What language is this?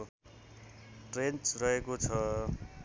Nepali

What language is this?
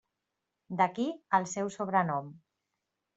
Catalan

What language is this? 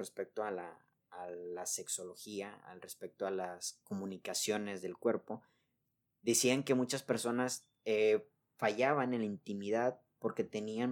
Spanish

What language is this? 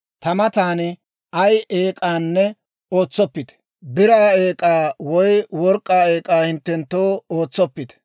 Dawro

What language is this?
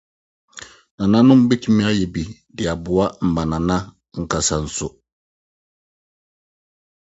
Akan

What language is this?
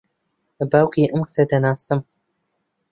Central Kurdish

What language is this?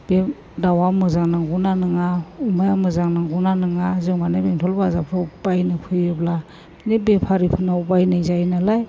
Bodo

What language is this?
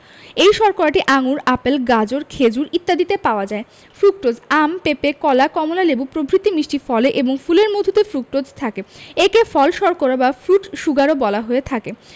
Bangla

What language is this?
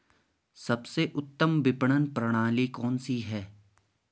Hindi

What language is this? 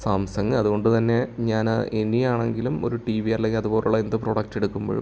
Malayalam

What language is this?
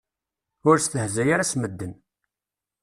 Kabyle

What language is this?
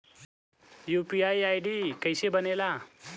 Bhojpuri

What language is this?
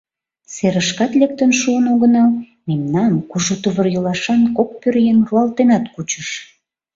Mari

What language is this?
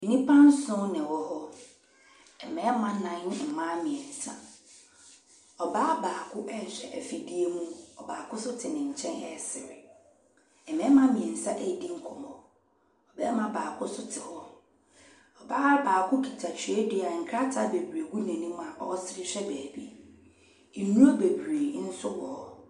Akan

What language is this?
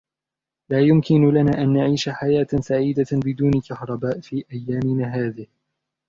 Arabic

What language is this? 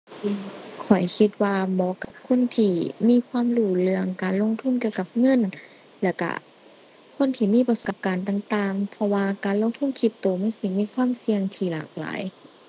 Thai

